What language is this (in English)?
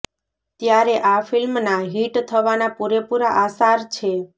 Gujarati